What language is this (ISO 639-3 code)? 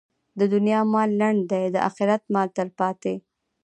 pus